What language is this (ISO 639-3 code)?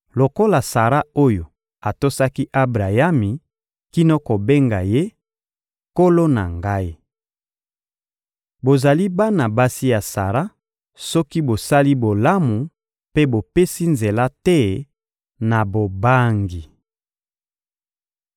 lin